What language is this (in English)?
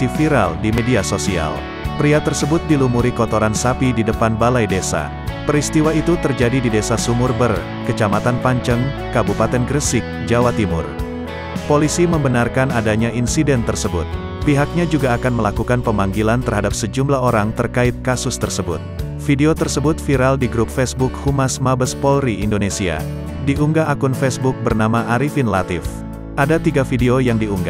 Indonesian